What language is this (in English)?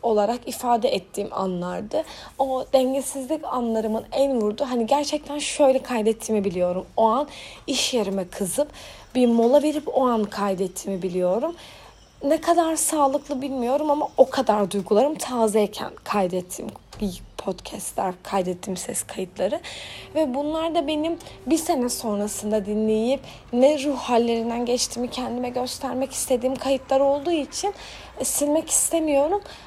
Turkish